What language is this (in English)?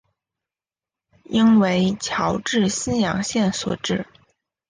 Chinese